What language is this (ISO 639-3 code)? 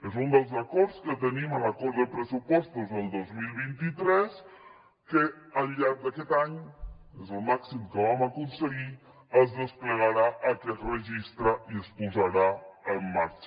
cat